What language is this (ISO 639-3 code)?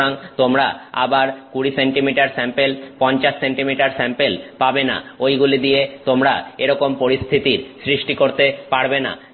ben